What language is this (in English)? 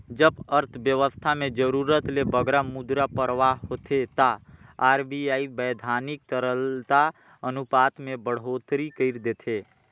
Chhattisgarhi